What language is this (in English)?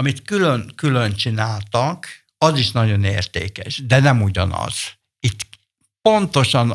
Hungarian